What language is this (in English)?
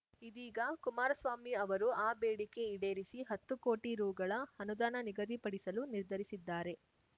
Kannada